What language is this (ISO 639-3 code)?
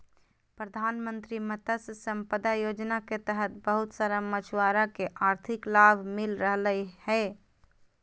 mag